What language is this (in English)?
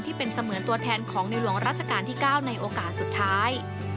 Thai